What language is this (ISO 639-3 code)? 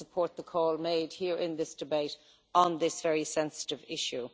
eng